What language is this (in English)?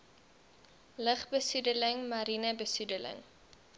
Afrikaans